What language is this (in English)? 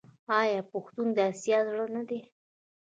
Pashto